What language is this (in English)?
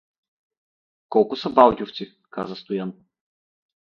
Bulgarian